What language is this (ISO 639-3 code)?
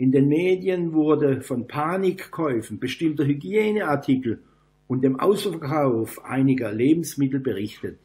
deu